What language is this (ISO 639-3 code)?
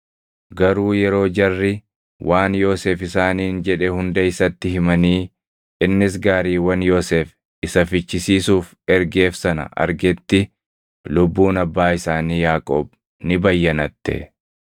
orm